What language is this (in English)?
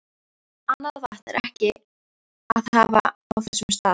Icelandic